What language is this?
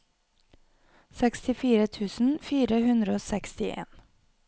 Norwegian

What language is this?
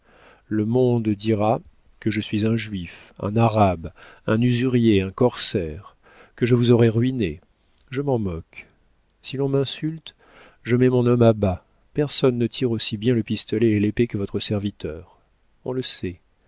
French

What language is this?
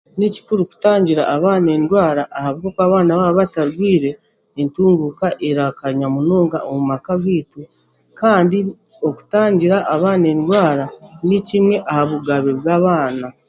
Chiga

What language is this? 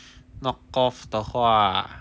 English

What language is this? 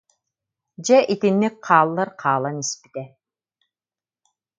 Yakut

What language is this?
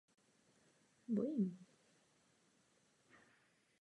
Czech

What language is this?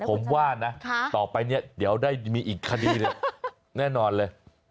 Thai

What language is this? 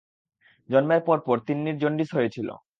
Bangla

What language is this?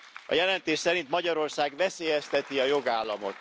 Hungarian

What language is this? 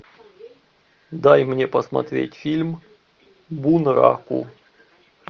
Russian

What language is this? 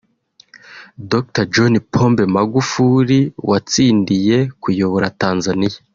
Kinyarwanda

